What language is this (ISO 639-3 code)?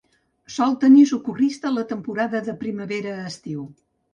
cat